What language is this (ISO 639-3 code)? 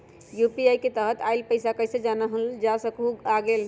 mag